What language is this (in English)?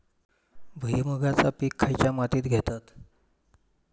Marathi